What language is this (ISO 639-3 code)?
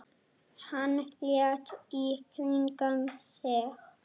isl